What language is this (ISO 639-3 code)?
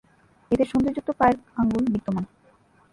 ben